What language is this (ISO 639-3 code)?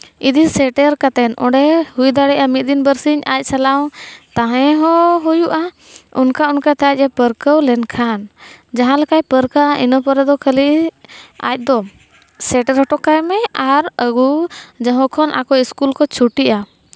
sat